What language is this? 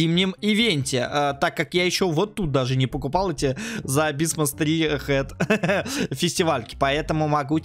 Russian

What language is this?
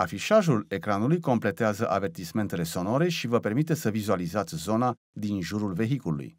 Romanian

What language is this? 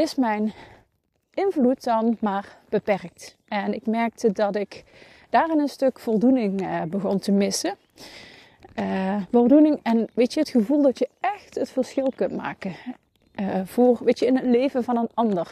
Dutch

